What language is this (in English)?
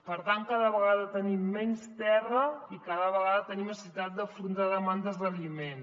Catalan